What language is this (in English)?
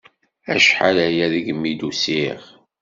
Kabyle